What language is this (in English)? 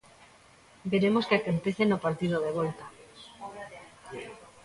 Galician